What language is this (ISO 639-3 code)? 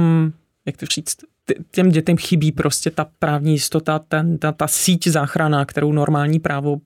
ces